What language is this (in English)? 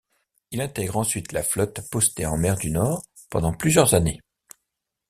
French